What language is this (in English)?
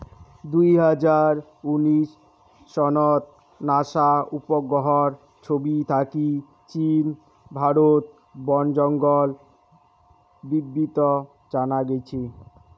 Bangla